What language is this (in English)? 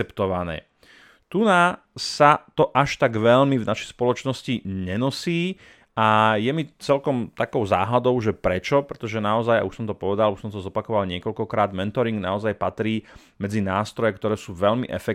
Slovak